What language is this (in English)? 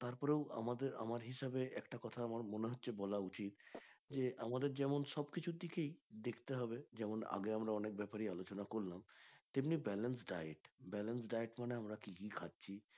Bangla